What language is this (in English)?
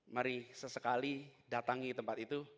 Indonesian